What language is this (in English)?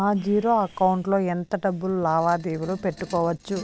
Telugu